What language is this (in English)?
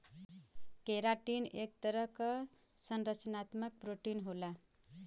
Bhojpuri